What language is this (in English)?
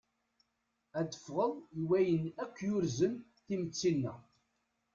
Kabyle